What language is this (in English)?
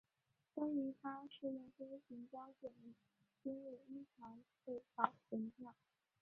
Chinese